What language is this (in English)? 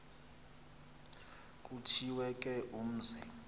Xhosa